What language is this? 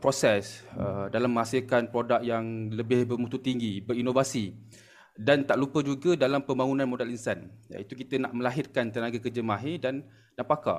Malay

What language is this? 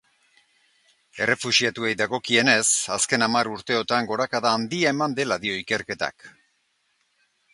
Basque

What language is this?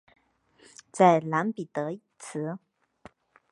Chinese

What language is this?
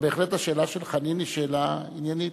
Hebrew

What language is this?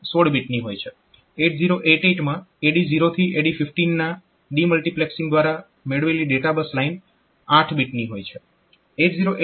Gujarati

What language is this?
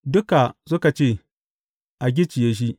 Hausa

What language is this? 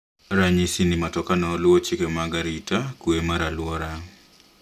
Luo (Kenya and Tanzania)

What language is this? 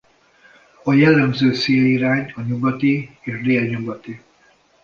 Hungarian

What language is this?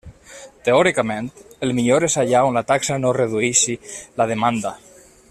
Catalan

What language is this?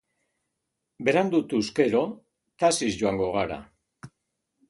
Basque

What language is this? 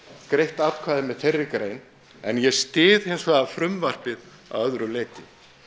Icelandic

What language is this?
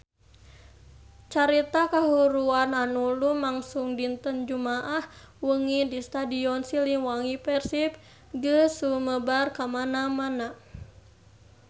Sundanese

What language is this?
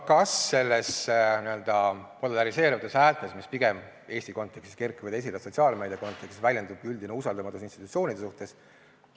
Estonian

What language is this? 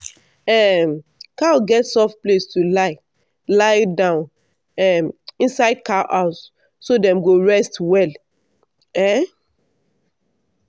Nigerian Pidgin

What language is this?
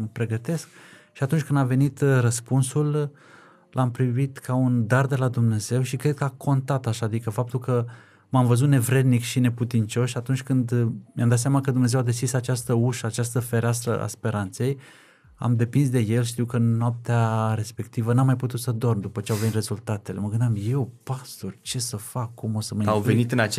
Romanian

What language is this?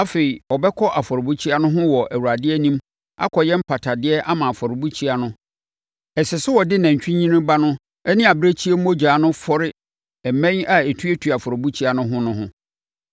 Akan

